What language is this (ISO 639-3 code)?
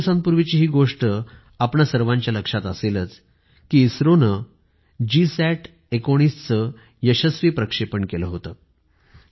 mar